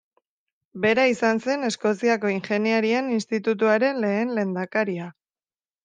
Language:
Basque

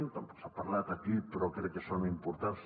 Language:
Catalan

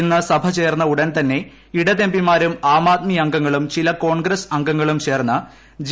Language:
Malayalam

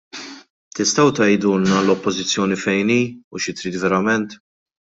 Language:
Maltese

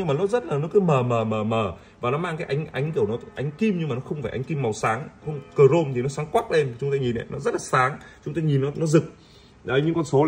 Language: Vietnamese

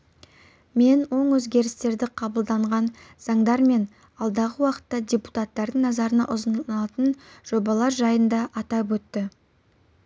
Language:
Kazakh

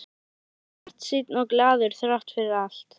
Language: Icelandic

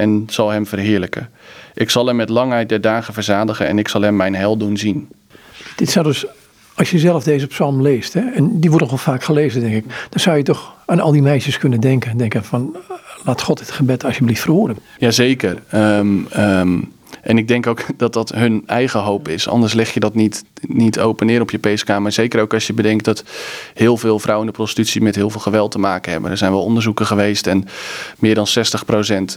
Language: Dutch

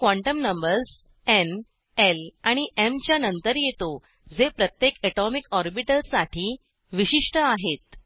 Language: Marathi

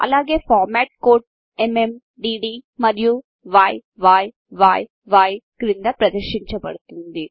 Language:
Telugu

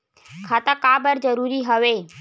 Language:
Chhattisgarhi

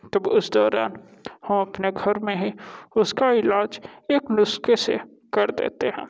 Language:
Hindi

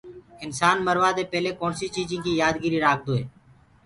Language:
Gurgula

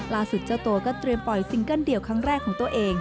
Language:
Thai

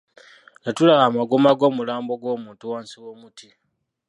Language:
Ganda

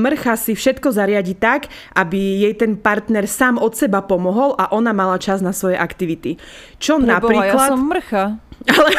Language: Slovak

